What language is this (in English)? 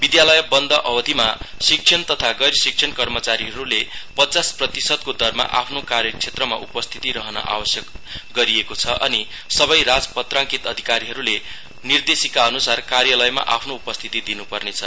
Nepali